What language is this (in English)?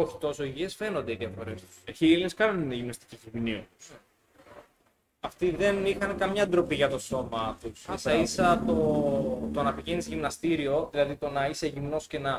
Greek